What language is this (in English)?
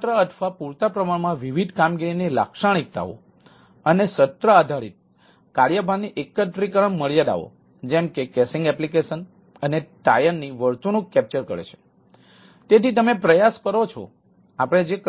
Gujarati